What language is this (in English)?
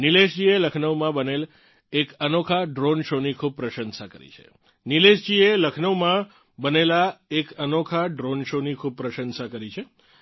Gujarati